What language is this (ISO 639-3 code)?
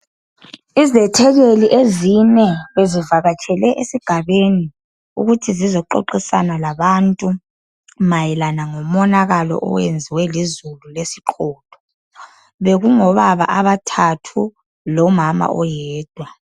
nde